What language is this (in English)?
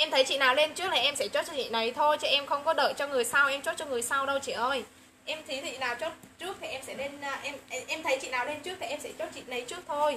Vietnamese